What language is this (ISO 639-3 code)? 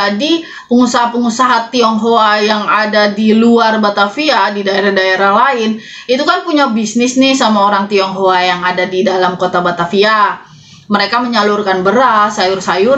ind